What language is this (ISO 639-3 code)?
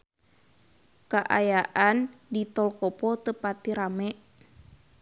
sun